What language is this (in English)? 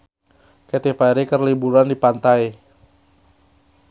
Sundanese